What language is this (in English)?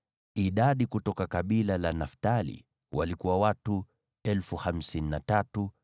Swahili